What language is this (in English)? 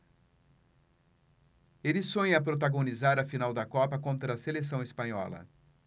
Portuguese